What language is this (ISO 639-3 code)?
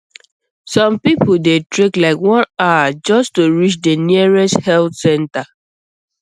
pcm